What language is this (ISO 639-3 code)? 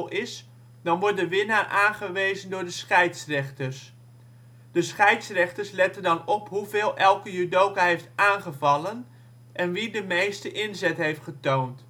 nld